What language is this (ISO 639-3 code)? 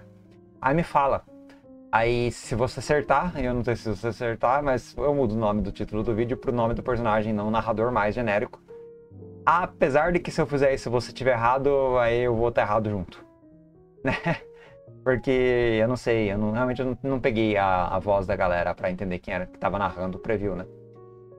por